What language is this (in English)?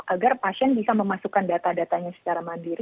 Indonesian